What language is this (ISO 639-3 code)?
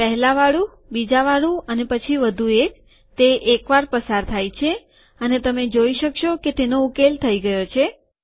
guj